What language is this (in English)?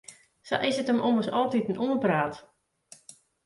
Western Frisian